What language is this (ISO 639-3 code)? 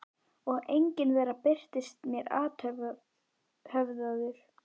isl